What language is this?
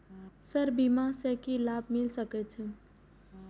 Maithili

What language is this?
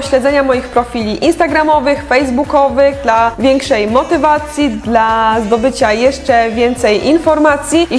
Polish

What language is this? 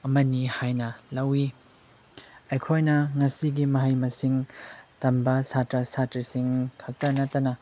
Manipuri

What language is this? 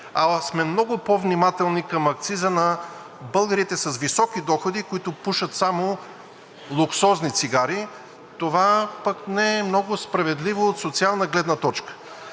Bulgarian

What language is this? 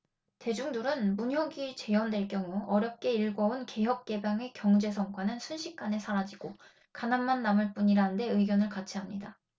Korean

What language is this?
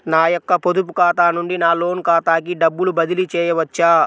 Telugu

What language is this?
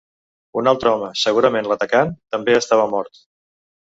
Catalan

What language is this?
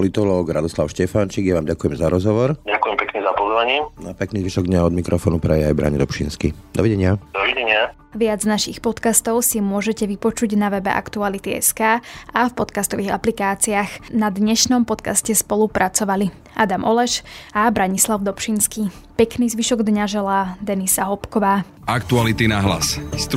Slovak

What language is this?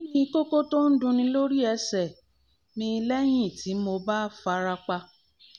Yoruba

